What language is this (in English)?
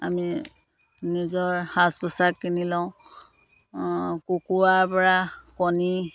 Assamese